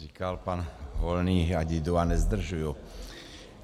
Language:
Czech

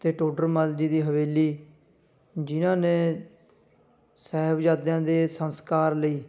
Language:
Punjabi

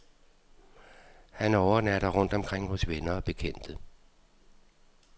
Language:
Danish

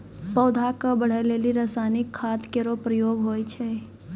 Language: Maithili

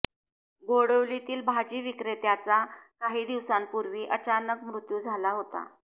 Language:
Marathi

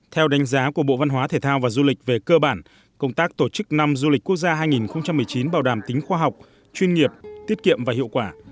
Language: Vietnamese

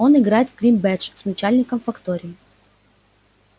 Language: Russian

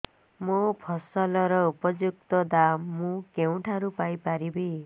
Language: Odia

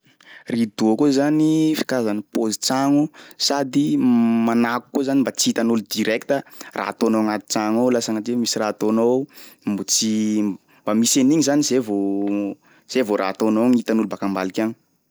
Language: Sakalava Malagasy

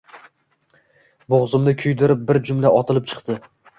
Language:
Uzbek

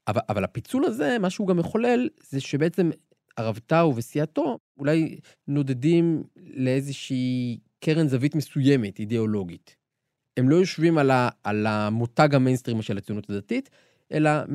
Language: Hebrew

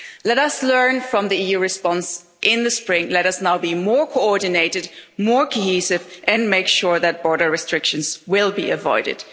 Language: English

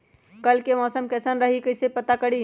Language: Magahi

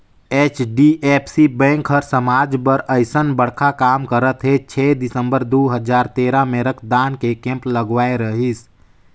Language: Chhattisgarhi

